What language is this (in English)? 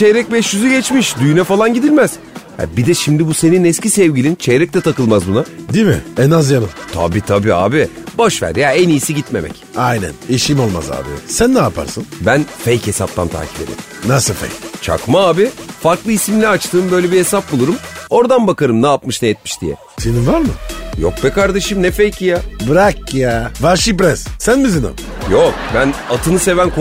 Turkish